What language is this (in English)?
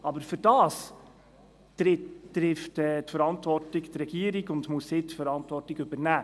Swiss German